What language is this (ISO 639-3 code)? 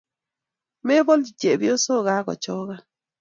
kln